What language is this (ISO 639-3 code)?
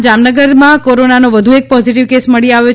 guj